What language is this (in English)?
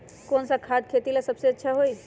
Magahi